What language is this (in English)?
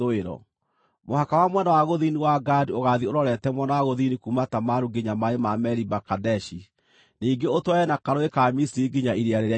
Kikuyu